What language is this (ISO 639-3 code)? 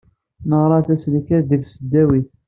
kab